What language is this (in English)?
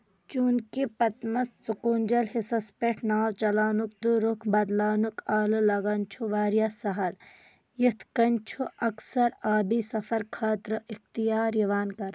Kashmiri